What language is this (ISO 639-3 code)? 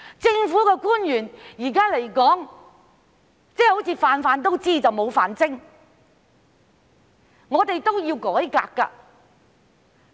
yue